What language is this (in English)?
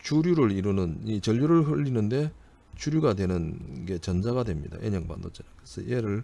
Korean